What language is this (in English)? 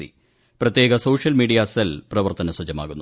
Malayalam